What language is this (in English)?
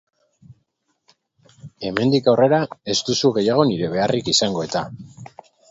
Basque